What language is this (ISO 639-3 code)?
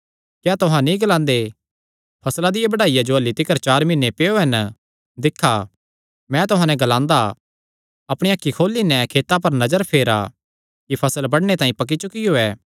xnr